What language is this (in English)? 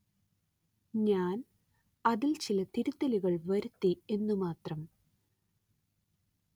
Malayalam